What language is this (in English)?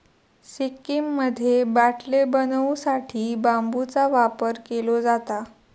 Marathi